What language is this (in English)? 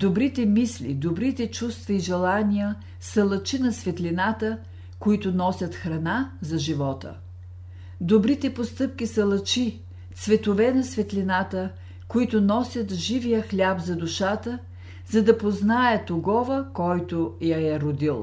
Bulgarian